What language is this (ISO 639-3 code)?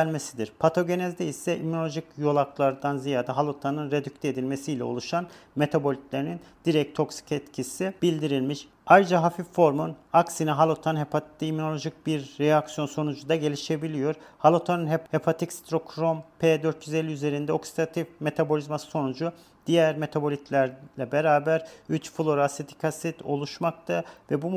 tur